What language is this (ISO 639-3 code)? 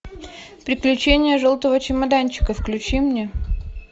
rus